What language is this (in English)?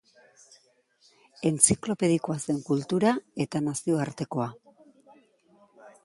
Basque